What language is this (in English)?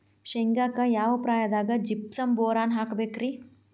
Kannada